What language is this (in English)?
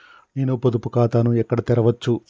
Telugu